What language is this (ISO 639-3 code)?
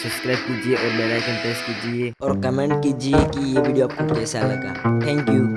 hin